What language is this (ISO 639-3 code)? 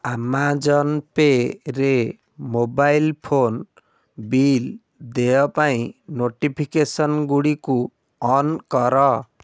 ori